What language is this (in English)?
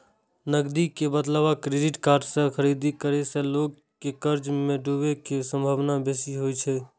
Maithili